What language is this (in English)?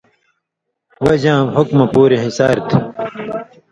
Indus Kohistani